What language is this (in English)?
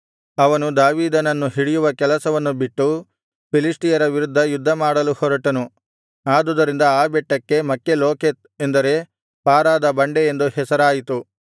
Kannada